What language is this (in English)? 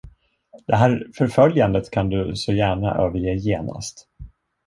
Swedish